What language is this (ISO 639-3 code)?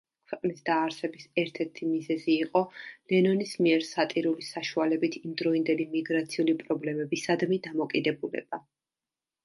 kat